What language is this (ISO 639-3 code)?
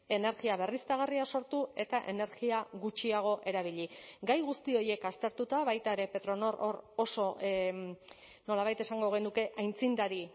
eus